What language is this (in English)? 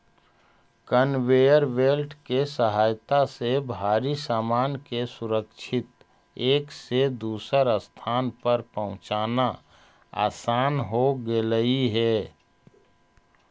Magahi